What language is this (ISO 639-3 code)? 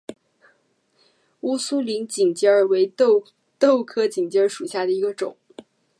zho